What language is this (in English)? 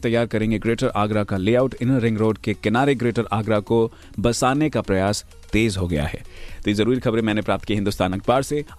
Hindi